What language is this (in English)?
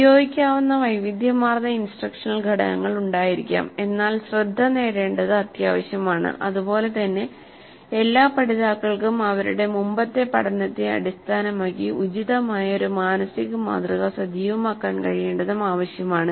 Malayalam